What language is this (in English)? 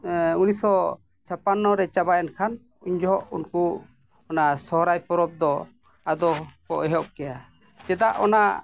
Santali